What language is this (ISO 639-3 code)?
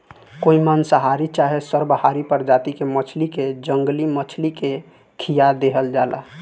bho